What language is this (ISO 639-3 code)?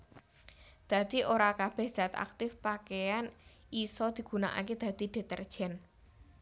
jav